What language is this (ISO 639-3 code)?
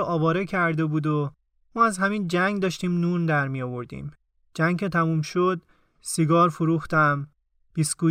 fas